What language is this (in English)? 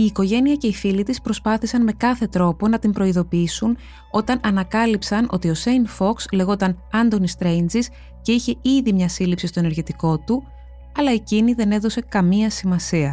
Greek